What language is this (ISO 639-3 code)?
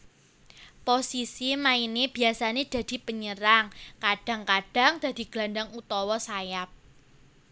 jav